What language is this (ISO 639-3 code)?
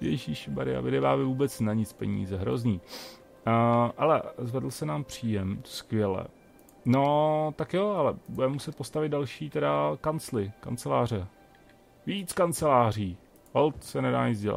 ces